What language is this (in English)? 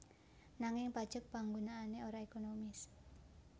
Javanese